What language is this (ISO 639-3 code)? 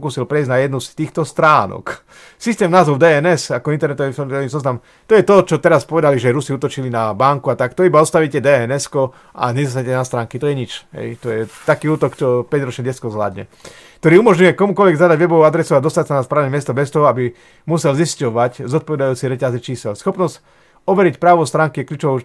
slk